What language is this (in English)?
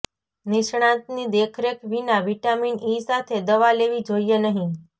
Gujarati